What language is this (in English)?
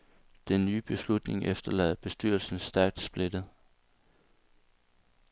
Danish